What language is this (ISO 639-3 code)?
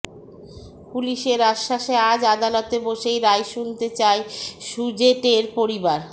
ben